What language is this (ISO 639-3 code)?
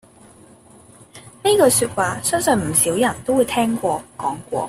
yue